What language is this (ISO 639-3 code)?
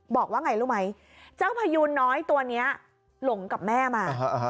tha